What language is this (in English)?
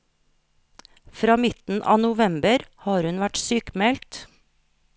Norwegian